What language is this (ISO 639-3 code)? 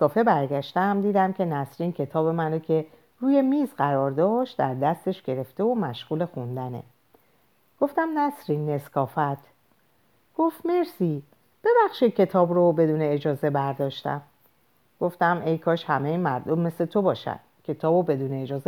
fas